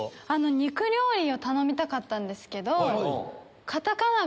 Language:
Japanese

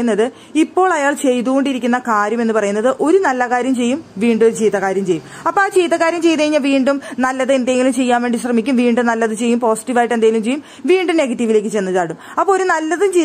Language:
Malayalam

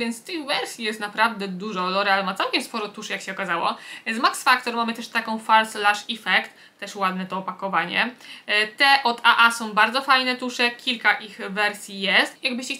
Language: Polish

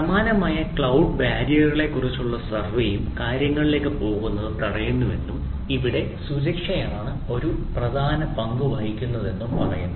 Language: Malayalam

